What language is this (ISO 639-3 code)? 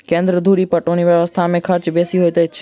mai